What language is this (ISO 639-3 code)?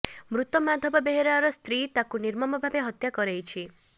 ori